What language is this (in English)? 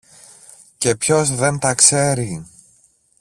Greek